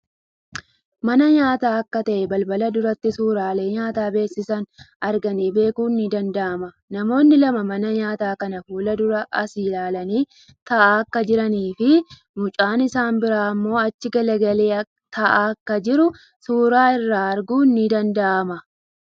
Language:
Oromo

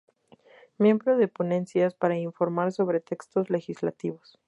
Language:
Spanish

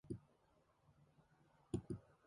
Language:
Mongolian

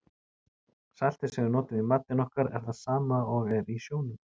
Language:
Icelandic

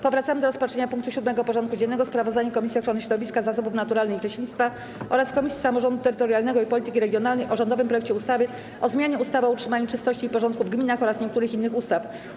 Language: Polish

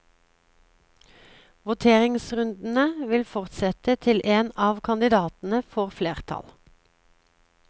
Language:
Norwegian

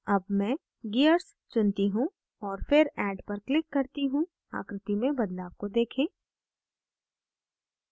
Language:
Hindi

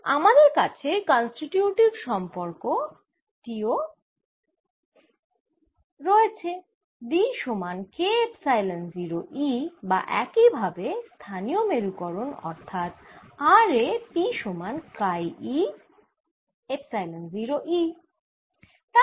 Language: Bangla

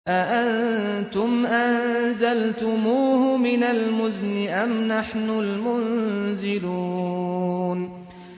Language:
Arabic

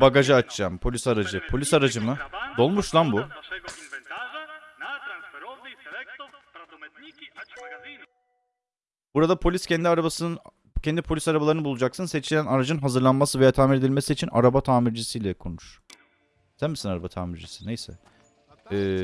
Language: Turkish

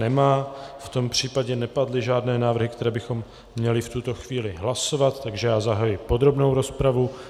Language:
Czech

